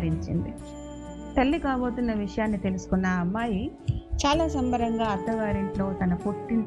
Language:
Telugu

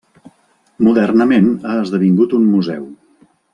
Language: Catalan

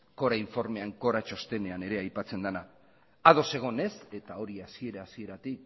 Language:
Basque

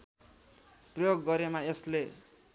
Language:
Nepali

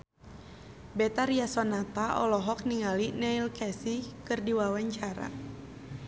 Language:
Sundanese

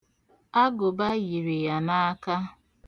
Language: Igbo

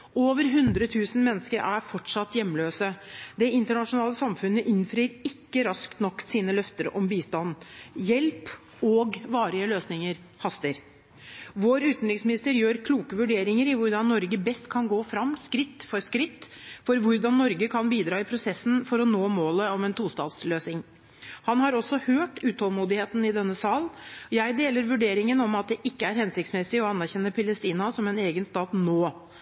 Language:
Norwegian Bokmål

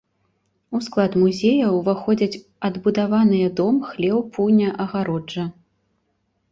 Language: Belarusian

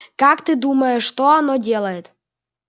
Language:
Russian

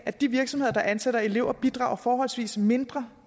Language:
Danish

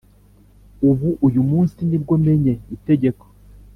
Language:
Kinyarwanda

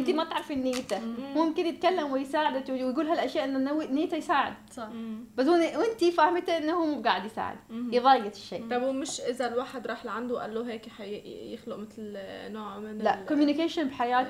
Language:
Arabic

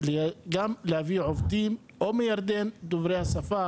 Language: Hebrew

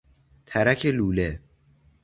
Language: Persian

